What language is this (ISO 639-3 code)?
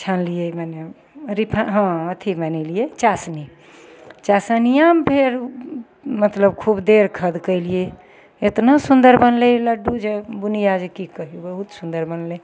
mai